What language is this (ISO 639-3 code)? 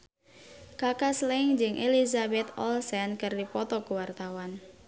sun